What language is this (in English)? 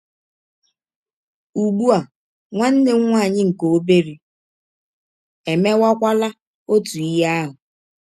Igbo